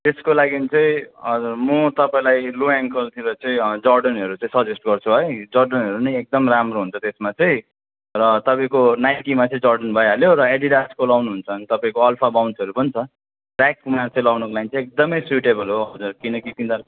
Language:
Nepali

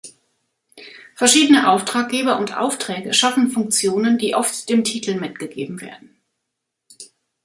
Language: German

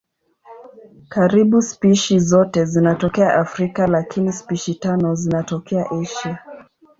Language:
Swahili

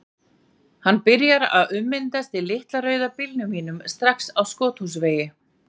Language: Icelandic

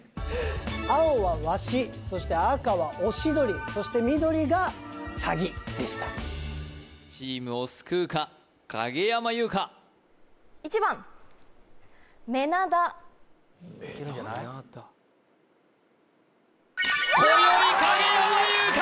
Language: Japanese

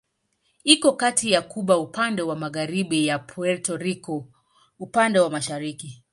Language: Swahili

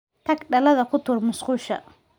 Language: Somali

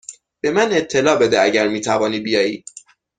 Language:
Persian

